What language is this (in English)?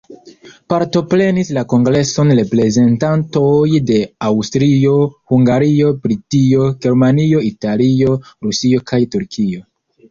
Esperanto